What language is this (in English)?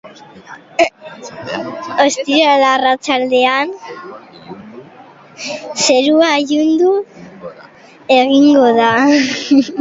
Basque